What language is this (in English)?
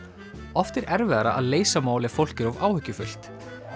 Icelandic